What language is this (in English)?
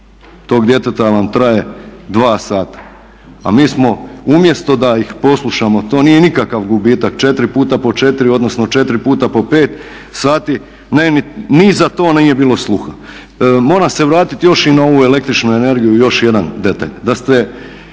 Croatian